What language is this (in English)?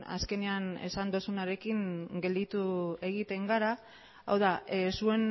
Basque